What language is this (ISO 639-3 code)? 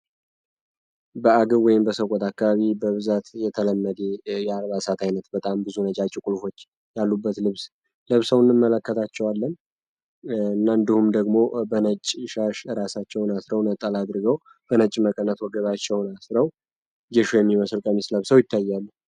amh